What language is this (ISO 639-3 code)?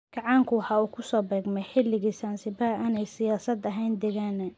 som